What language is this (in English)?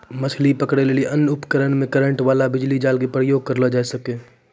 Maithili